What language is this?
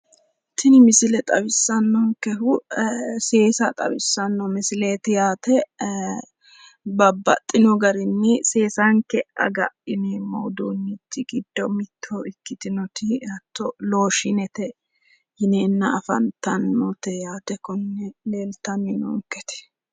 Sidamo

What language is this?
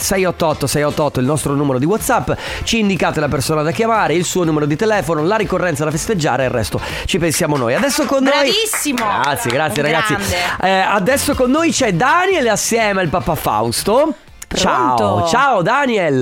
Italian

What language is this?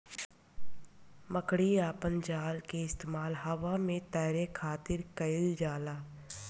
Bhojpuri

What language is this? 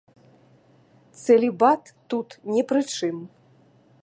Belarusian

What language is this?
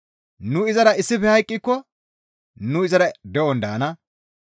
Gamo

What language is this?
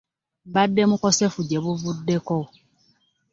Ganda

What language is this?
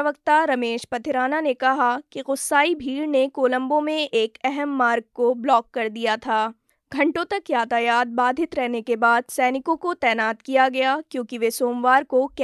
Hindi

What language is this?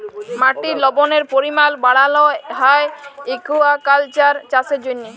Bangla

